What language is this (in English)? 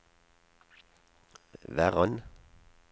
Norwegian